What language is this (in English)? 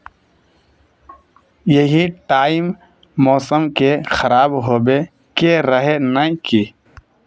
Magahi